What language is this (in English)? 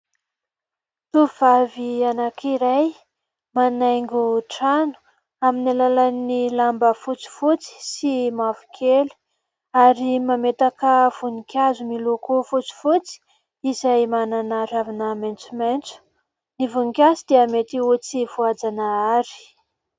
Malagasy